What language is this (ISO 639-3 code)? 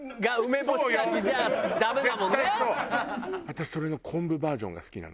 jpn